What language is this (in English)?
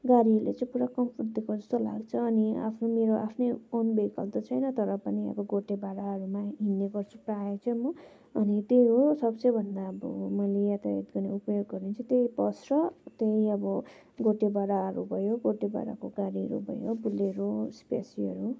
Nepali